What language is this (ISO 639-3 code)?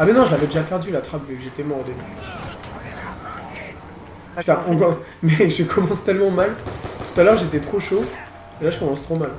fra